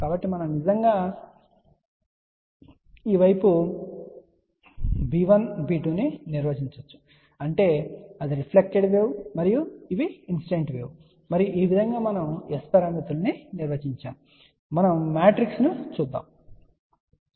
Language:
Telugu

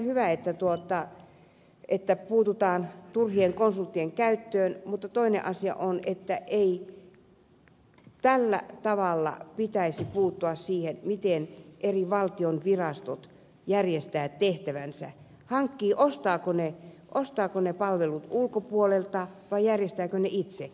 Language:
Finnish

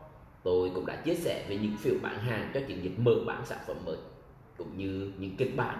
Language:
Vietnamese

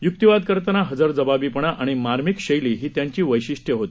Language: Marathi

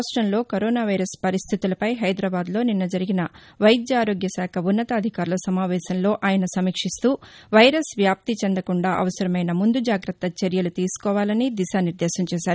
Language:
Telugu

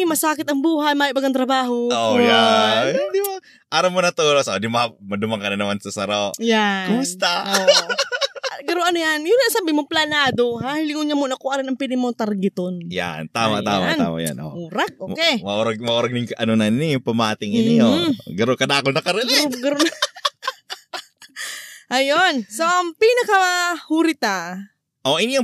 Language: Filipino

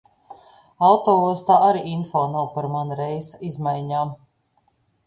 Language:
Latvian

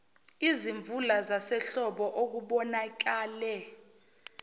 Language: Zulu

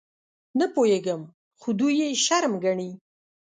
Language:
Pashto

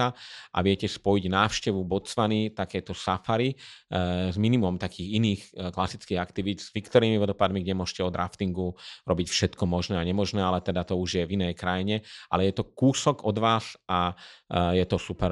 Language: Slovak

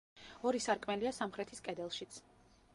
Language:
Georgian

